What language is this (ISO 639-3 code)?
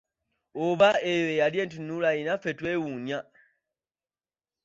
lug